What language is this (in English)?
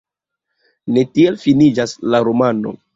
Esperanto